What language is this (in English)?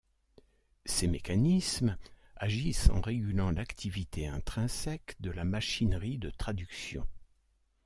French